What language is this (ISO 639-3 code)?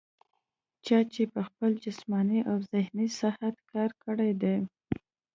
pus